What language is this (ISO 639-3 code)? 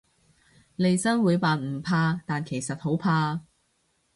yue